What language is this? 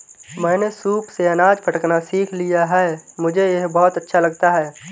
Hindi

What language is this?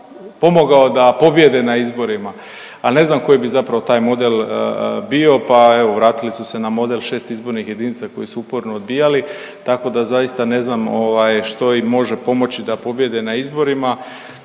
Croatian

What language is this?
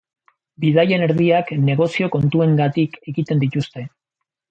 Basque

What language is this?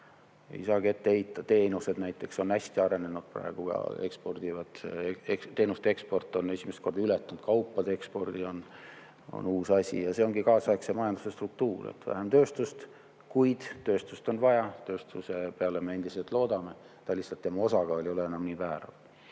Estonian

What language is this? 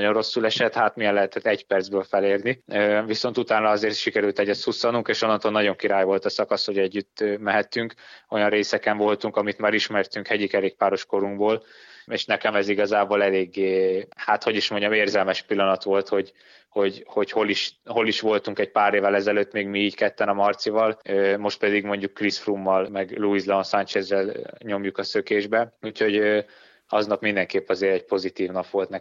Hungarian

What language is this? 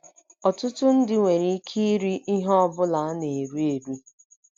Igbo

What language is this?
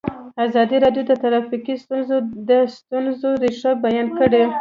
Pashto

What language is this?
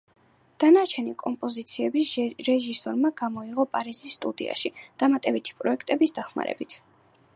Georgian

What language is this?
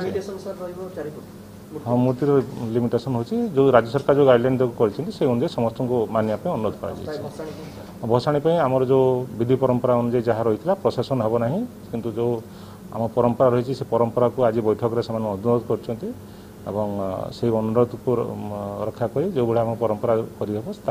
Korean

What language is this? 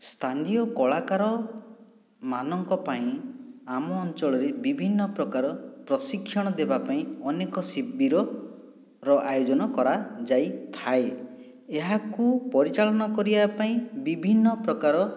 Odia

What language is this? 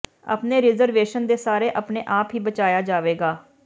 Punjabi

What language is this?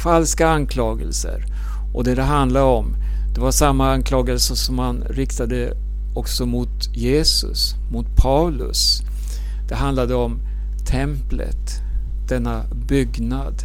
Swedish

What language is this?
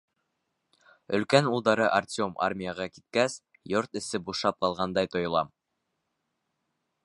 Bashkir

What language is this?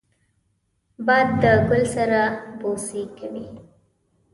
Pashto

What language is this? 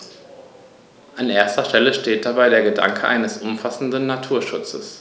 German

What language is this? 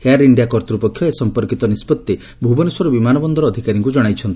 Odia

